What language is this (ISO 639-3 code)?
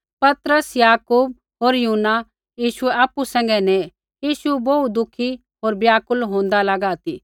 kfx